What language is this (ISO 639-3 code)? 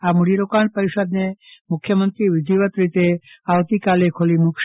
guj